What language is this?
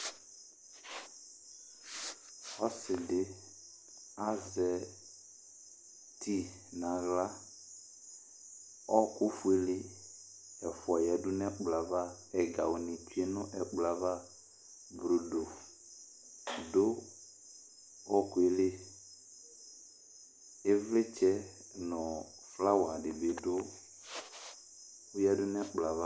Ikposo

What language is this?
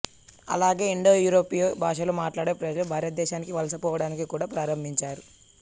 Telugu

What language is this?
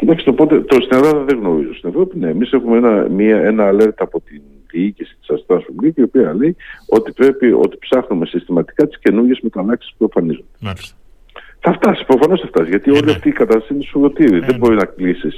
Greek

